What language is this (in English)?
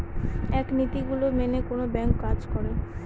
Bangla